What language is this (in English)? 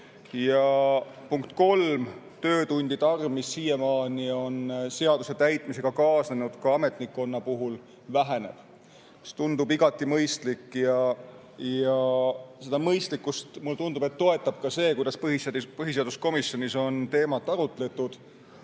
Estonian